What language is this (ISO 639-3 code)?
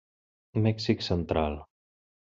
cat